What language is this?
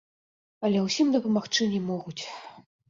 Belarusian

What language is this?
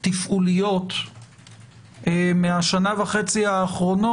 Hebrew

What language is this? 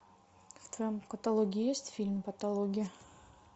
Russian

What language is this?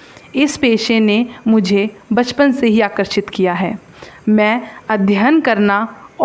Hindi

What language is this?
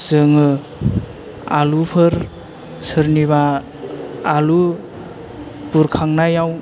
Bodo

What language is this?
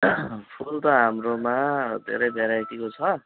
Nepali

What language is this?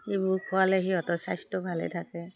Assamese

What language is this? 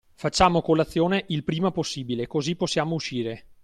Italian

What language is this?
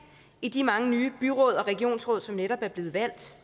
Danish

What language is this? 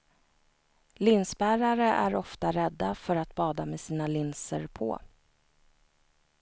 Swedish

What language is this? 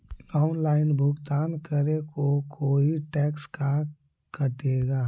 Magahi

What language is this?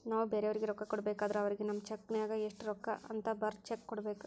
Kannada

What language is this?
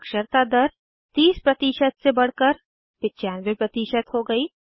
Hindi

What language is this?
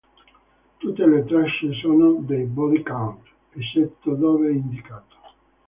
Italian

